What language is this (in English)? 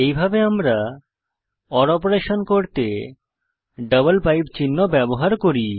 Bangla